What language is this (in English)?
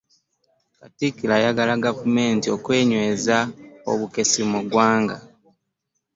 Ganda